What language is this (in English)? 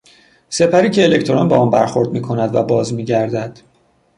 Persian